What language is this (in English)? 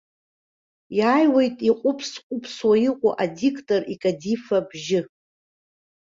Abkhazian